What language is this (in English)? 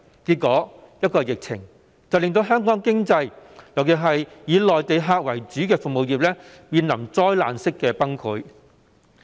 Cantonese